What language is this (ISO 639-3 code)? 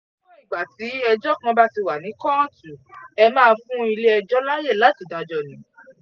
yor